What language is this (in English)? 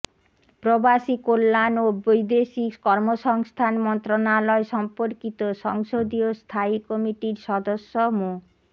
Bangla